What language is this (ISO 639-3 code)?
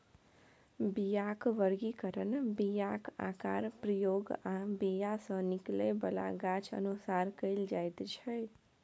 mai